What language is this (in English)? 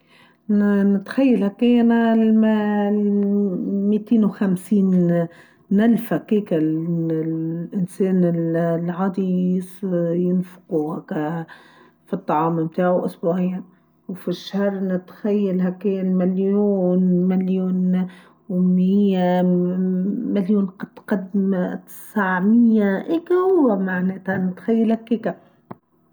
Tunisian Arabic